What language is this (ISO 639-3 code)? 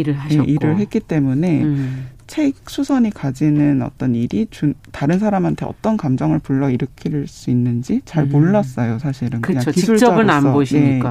kor